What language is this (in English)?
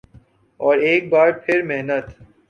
Urdu